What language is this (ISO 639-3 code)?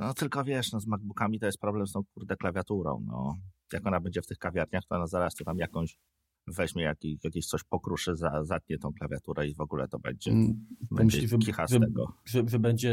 pol